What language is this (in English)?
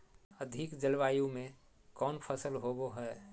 Magahi